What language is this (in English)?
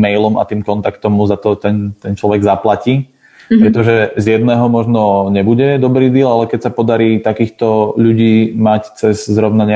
Slovak